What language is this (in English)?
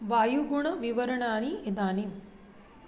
Sanskrit